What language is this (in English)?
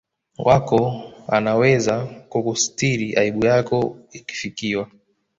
Swahili